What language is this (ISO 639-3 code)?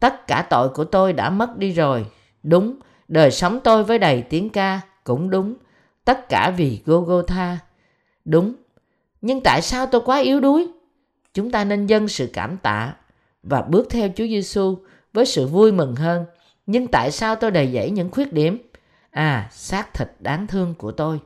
vie